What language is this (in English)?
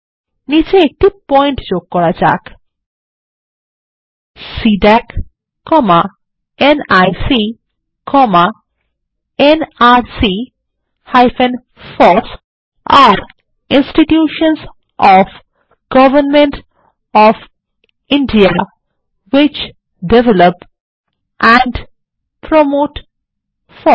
Bangla